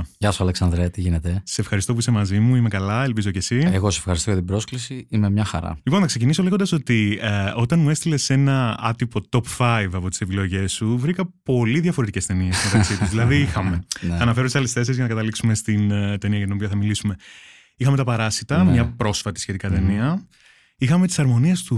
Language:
Greek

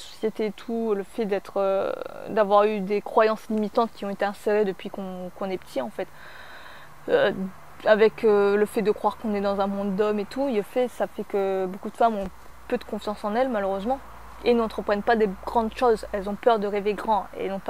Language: French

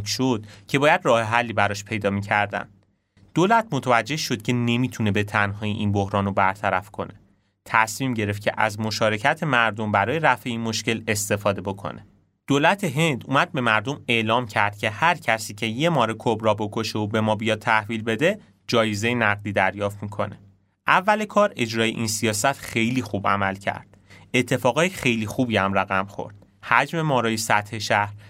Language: Persian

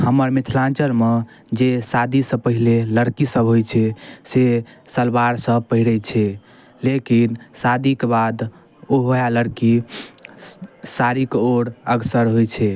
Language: Maithili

